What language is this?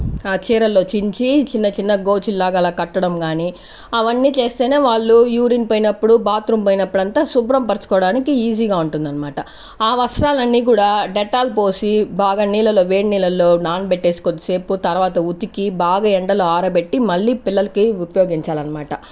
Telugu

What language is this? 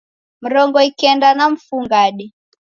Taita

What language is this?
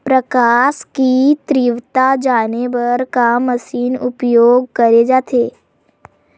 Chhattisgarhi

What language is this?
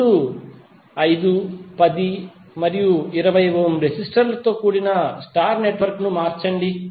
Telugu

